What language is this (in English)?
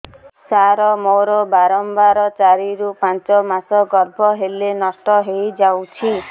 Odia